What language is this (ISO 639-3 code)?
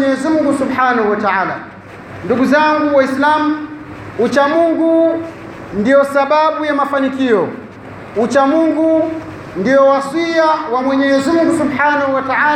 swa